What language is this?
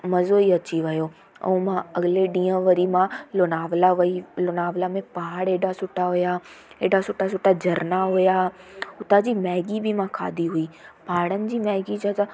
Sindhi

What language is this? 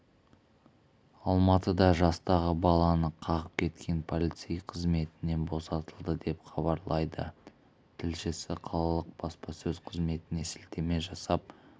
Kazakh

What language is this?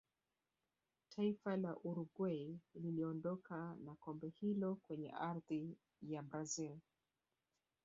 Swahili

